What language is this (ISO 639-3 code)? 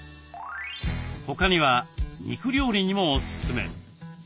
jpn